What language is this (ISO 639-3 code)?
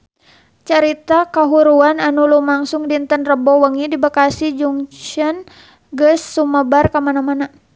sun